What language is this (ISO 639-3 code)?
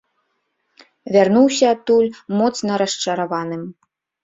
bel